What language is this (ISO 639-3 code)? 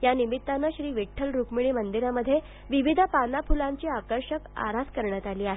mar